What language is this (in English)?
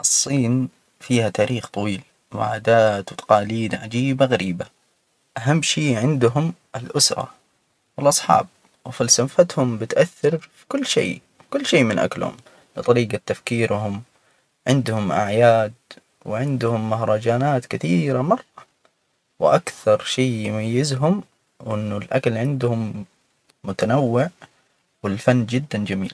Hijazi Arabic